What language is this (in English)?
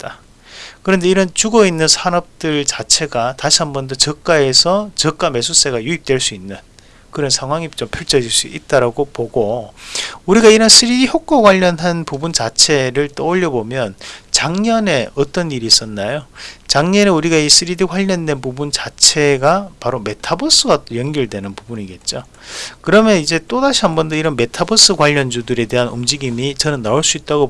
Korean